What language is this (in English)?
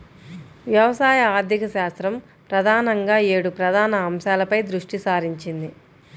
Telugu